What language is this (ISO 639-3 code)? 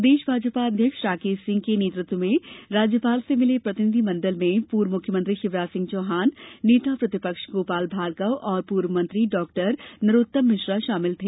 hin